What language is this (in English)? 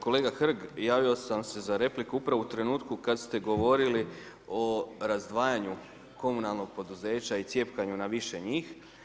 Croatian